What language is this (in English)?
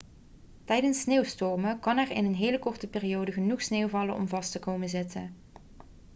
Dutch